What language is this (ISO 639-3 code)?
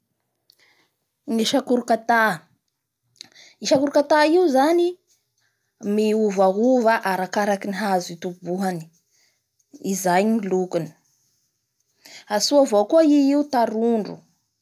bhr